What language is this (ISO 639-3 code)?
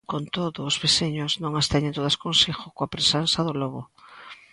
glg